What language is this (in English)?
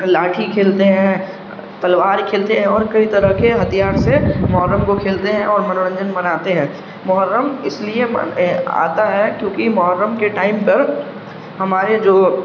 Urdu